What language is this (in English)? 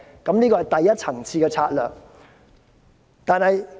Cantonese